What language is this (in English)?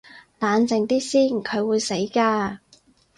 Cantonese